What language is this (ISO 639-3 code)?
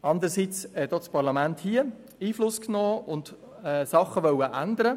gsw